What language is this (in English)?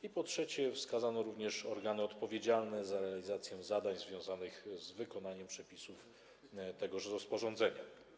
Polish